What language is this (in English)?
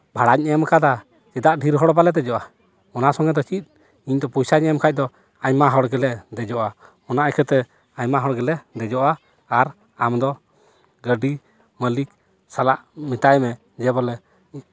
Santali